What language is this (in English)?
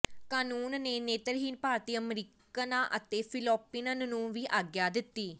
Punjabi